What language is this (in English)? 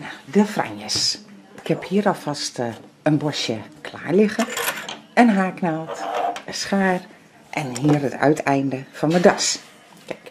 Dutch